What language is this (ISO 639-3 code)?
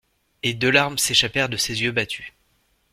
fra